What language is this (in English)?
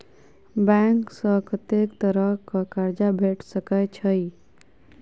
Maithili